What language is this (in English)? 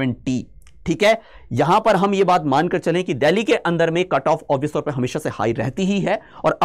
Hindi